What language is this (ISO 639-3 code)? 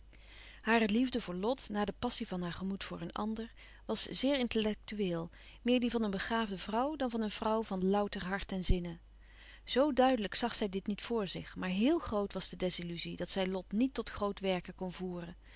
nld